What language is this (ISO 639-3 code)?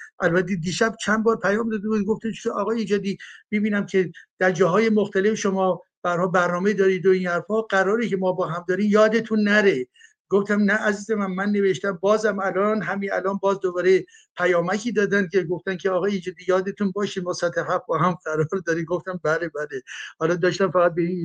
fas